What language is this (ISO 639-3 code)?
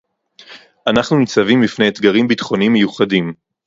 heb